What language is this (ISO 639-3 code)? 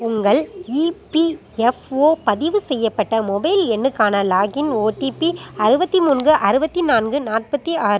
tam